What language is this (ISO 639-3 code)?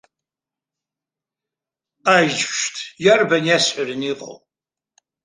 abk